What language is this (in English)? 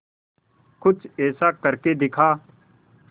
Hindi